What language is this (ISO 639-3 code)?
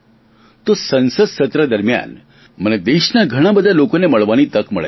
guj